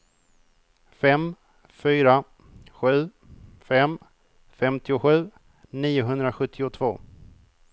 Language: Swedish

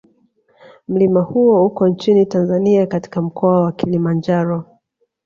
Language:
Swahili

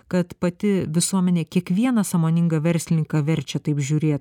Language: Lithuanian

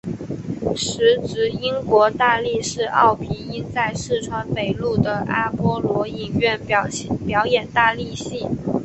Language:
Chinese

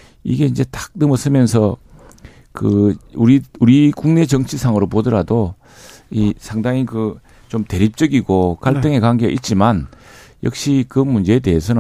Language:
Korean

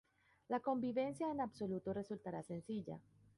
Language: Spanish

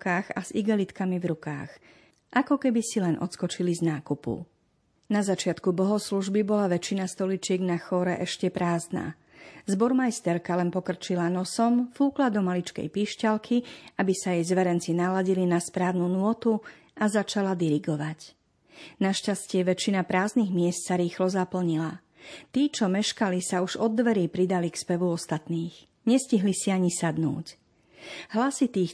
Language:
Slovak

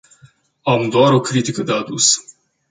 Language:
Romanian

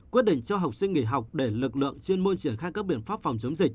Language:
Vietnamese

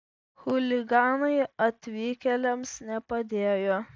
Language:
Lithuanian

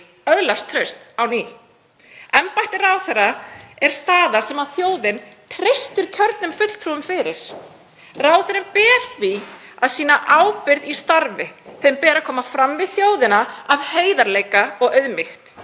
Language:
Icelandic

